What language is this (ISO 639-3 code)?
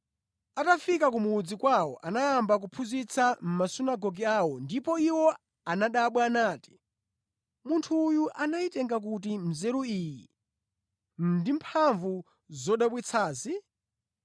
nya